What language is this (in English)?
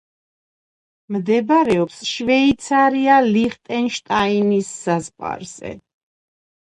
Georgian